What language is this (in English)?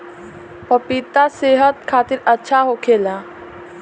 Bhojpuri